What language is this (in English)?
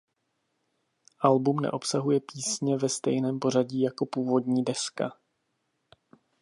Czech